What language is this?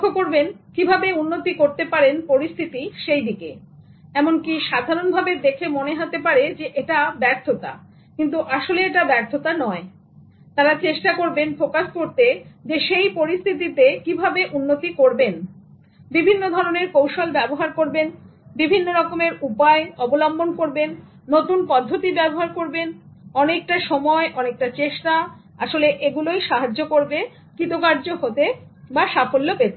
Bangla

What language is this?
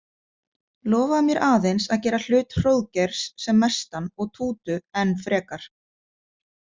Icelandic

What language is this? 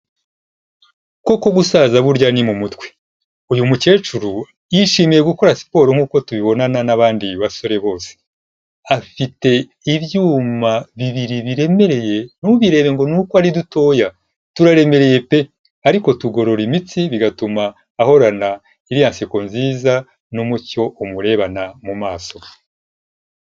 Kinyarwanda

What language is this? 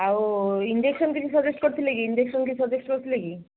Odia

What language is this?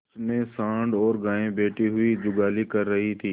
Hindi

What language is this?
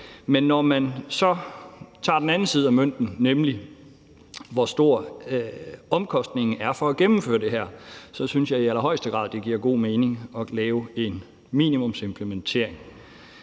Danish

